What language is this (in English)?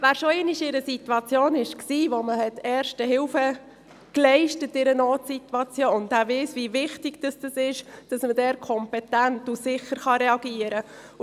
Swiss German